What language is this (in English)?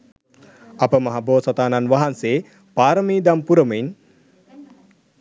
Sinhala